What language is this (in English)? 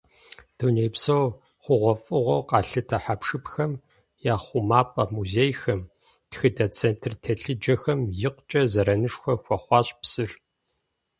Kabardian